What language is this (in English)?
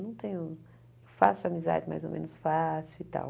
Portuguese